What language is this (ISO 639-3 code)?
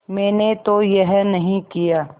hin